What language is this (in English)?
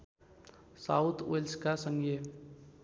Nepali